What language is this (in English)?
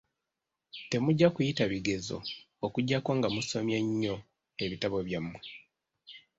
Ganda